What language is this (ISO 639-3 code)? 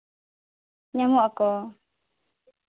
sat